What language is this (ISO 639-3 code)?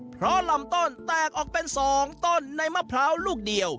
tha